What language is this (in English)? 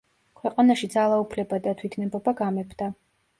Georgian